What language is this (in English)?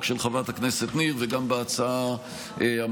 Hebrew